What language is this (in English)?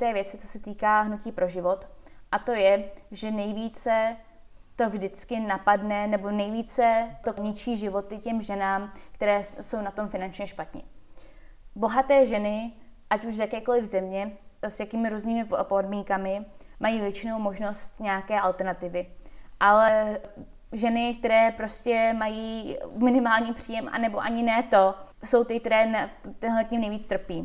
Czech